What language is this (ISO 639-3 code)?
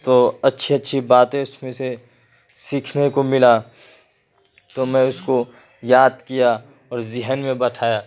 urd